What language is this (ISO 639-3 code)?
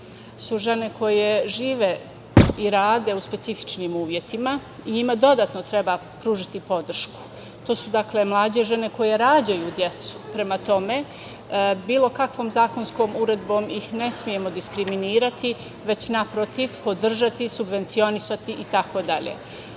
srp